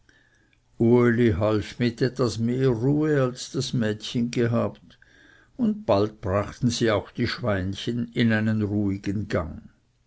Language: German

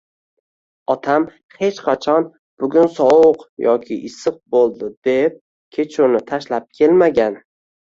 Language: Uzbek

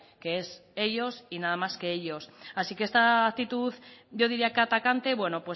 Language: Spanish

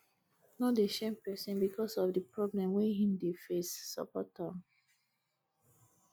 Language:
Nigerian Pidgin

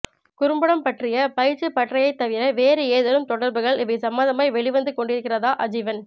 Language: Tamil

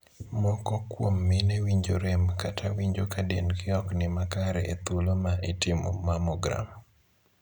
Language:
Luo (Kenya and Tanzania)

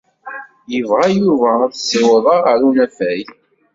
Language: Kabyle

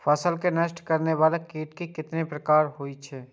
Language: Maithili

